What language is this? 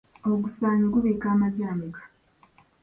Ganda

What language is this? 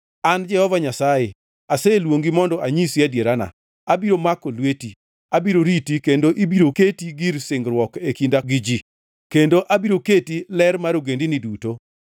Luo (Kenya and Tanzania)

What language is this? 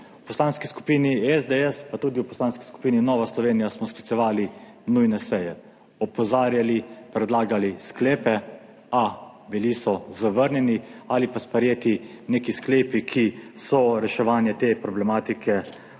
Slovenian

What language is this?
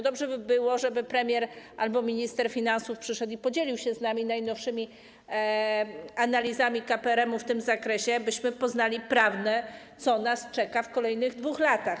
Polish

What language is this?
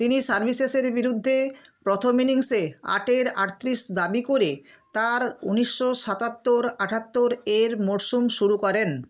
Bangla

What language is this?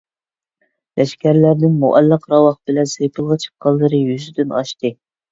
Uyghur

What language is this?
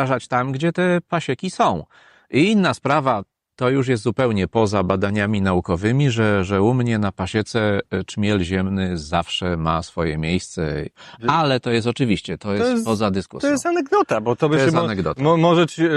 Polish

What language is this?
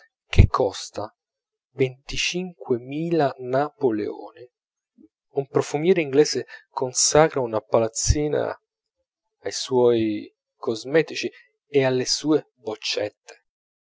Italian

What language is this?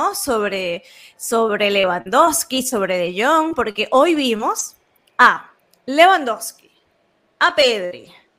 Spanish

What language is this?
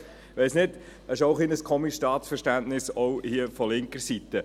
Swiss German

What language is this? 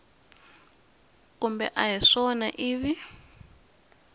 Tsonga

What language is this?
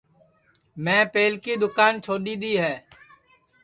Sansi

